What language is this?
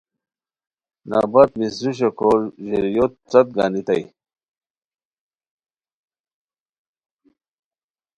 Khowar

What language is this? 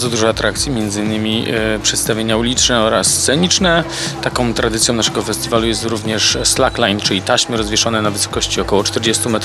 Polish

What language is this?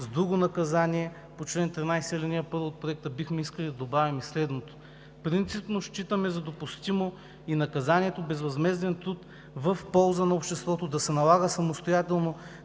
Bulgarian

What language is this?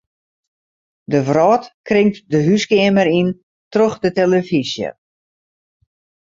Western Frisian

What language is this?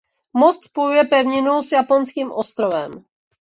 Czech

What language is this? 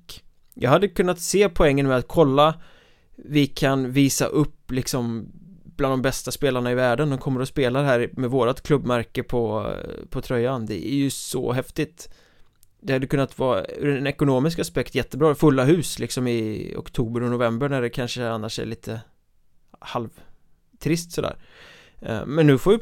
Swedish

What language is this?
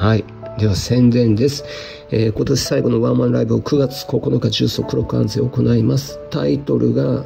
Japanese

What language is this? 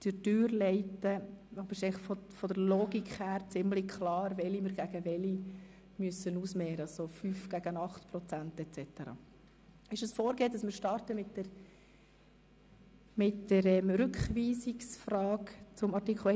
Swiss German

